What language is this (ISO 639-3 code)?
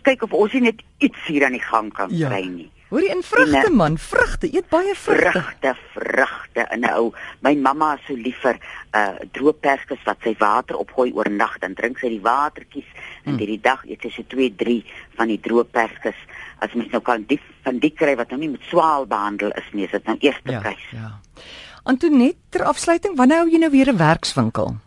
nld